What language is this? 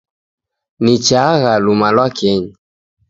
Taita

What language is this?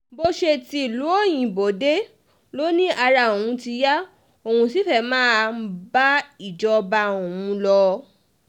Yoruba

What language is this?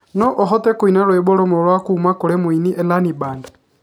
Kikuyu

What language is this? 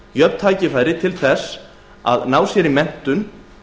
Icelandic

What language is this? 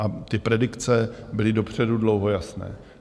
Czech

